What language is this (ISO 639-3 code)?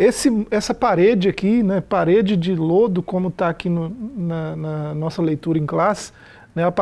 por